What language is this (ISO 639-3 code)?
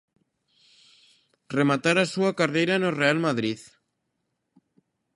glg